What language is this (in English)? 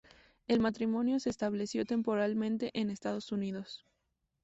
Spanish